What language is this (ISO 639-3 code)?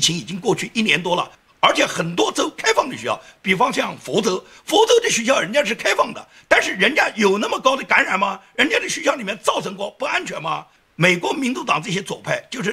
zho